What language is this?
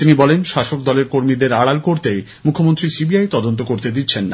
Bangla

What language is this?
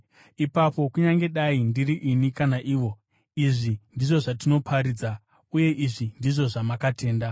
Shona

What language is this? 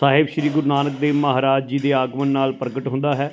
Punjabi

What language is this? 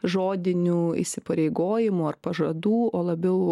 Lithuanian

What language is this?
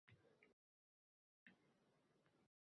Uzbek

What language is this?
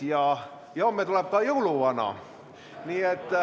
Estonian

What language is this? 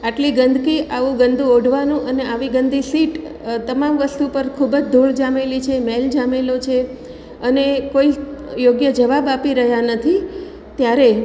Gujarati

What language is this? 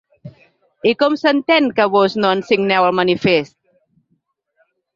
Catalan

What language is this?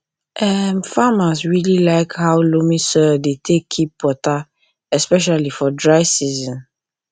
Nigerian Pidgin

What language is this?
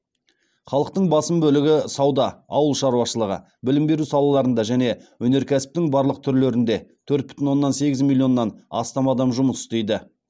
Kazakh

